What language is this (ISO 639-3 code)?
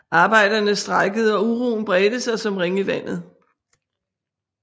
dan